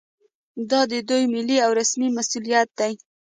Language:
Pashto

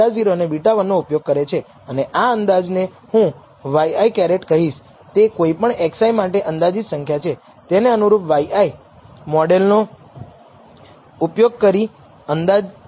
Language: Gujarati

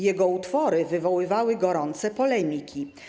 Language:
Polish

